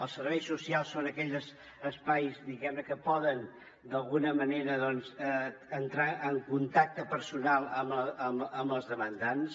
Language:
Catalan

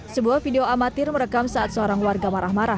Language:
Indonesian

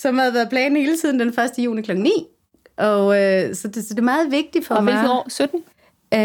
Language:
Danish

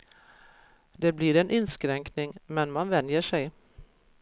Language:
Swedish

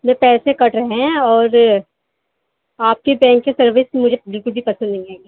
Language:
Urdu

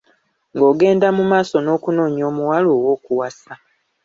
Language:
Ganda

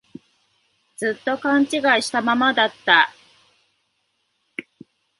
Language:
Japanese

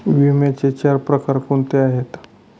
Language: Marathi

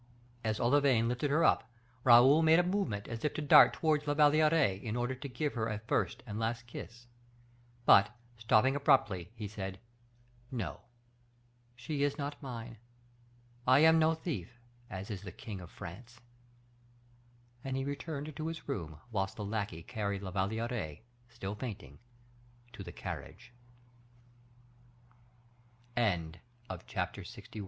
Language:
English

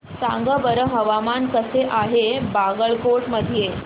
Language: Marathi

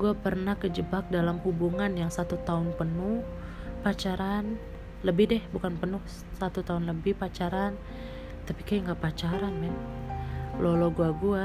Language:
Indonesian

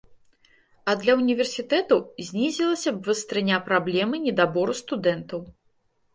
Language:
Belarusian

